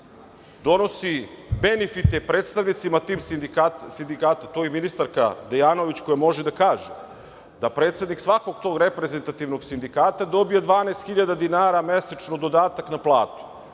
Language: Serbian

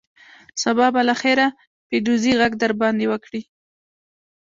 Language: Pashto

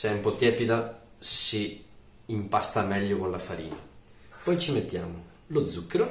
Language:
Italian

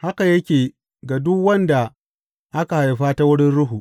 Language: Hausa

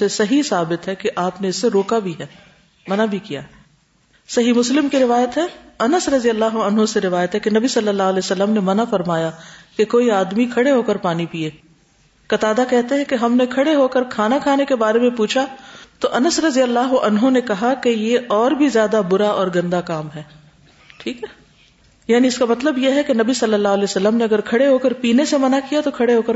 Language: Urdu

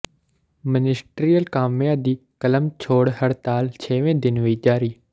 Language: Punjabi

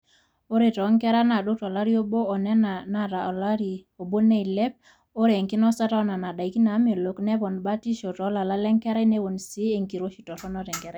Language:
Masai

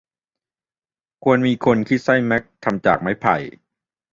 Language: Thai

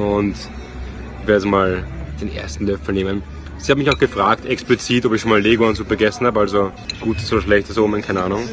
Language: German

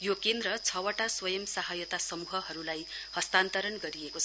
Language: Nepali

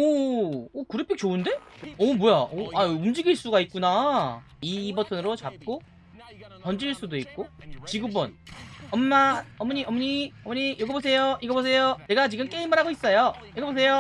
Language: Korean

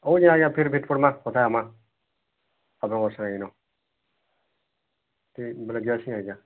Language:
Odia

